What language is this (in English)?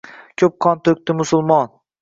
Uzbek